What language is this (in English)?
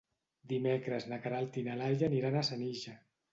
Catalan